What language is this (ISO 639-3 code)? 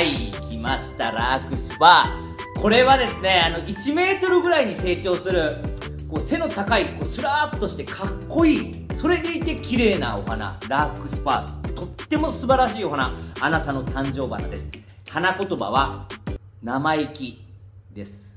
jpn